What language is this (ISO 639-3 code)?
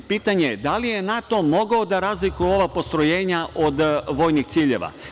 srp